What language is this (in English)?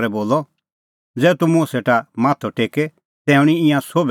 Kullu Pahari